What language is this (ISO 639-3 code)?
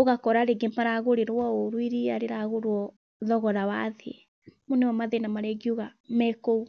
kik